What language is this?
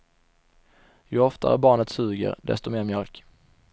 Swedish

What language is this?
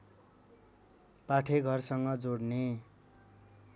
Nepali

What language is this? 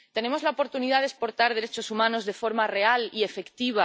Spanish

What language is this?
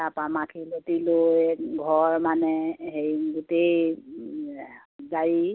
Assamese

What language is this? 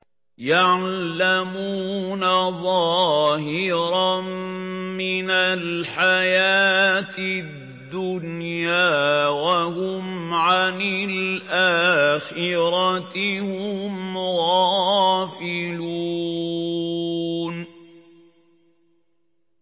Arabic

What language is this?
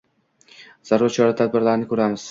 Uzbek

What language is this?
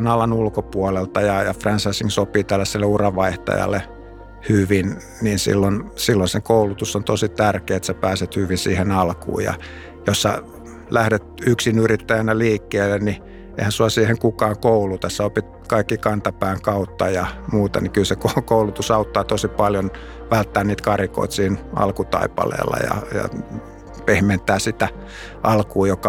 Finnish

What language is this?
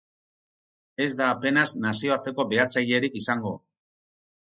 Basque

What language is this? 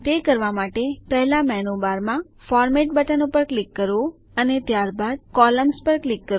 Gujarati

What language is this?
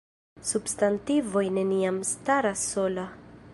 Esperanto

